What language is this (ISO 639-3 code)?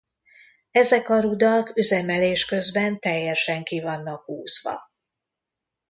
hun